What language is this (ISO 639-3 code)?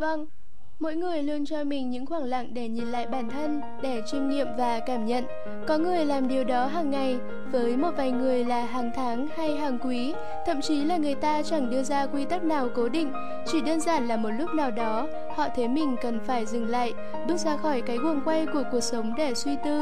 vie